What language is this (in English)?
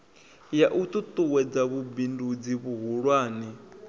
Venda